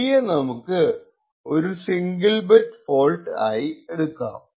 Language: Malayalam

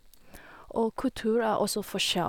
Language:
Norwegian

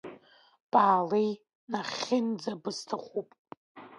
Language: Abkhazian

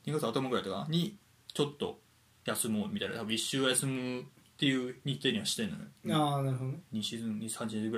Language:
Japanese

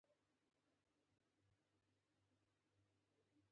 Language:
Pashto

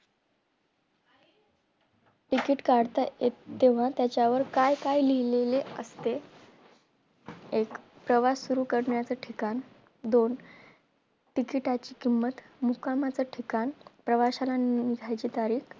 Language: Marathi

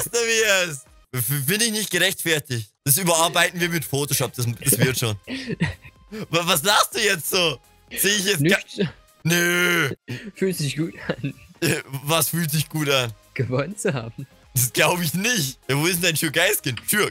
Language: German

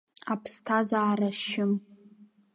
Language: Abkhazian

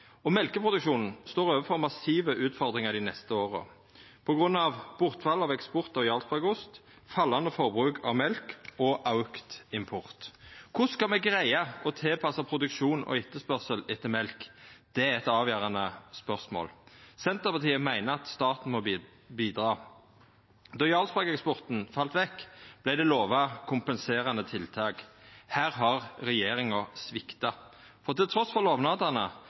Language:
Norwegian Nynorsk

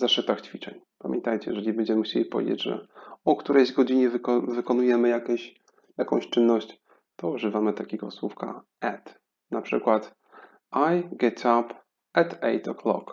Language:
Polish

